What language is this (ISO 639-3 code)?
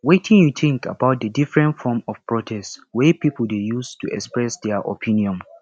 pcm